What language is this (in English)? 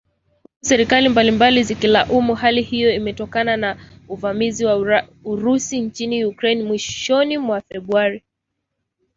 Swahili